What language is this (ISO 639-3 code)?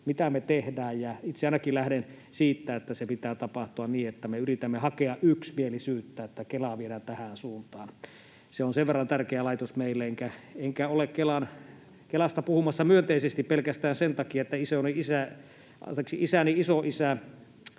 fin